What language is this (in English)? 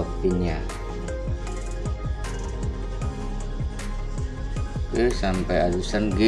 Indonesian